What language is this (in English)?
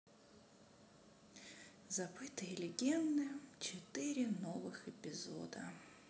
Russian